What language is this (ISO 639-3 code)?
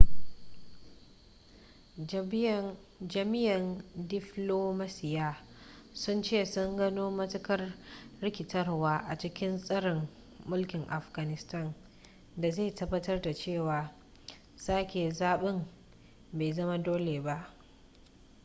hau